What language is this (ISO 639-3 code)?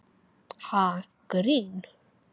isl